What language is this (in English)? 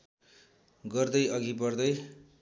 Nepali